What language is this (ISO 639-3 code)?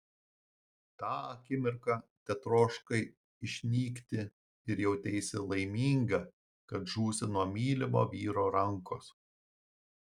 lit